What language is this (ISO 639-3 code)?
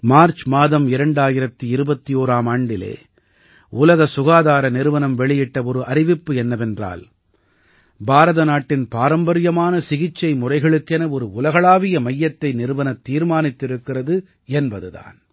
tam